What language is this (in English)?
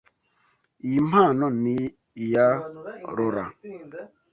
Kinyarwanda